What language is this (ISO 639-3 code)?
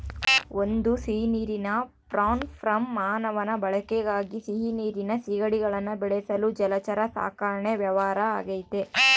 kan